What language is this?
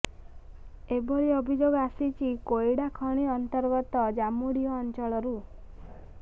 Odia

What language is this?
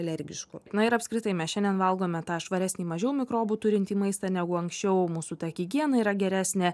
Lithuanian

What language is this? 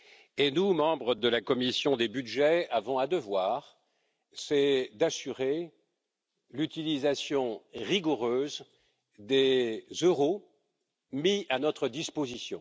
French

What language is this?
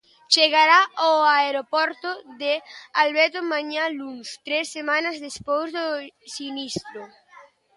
Galician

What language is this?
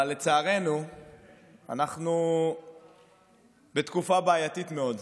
Hebrew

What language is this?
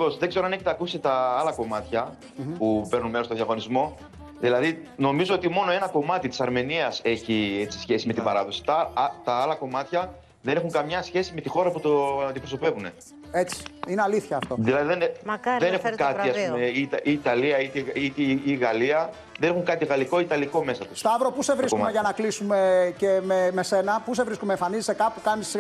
Greek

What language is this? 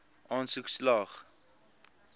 Afrikaans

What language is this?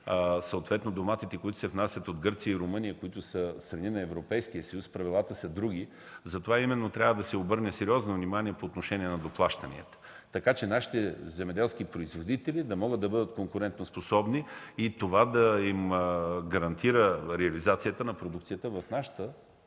Bulgarian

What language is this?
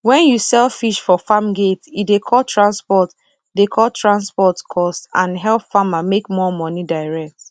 Nigerian Pidgin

